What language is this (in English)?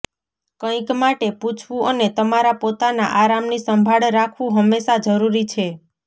Gujarati